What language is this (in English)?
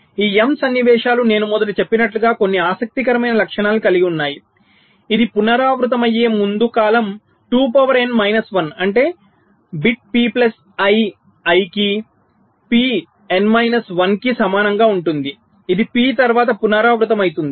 Telugu